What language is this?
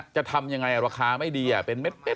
Thai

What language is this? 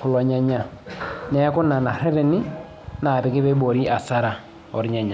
Masai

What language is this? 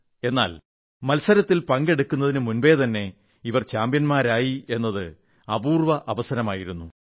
Malayalam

